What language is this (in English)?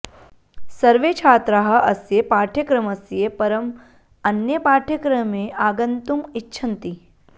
Sanskrit